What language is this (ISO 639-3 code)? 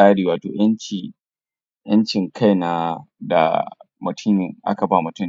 hau